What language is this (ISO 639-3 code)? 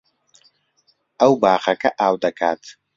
ckb